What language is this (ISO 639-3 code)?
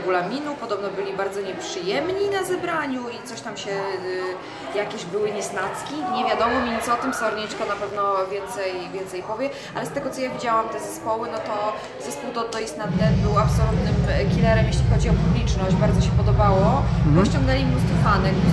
pol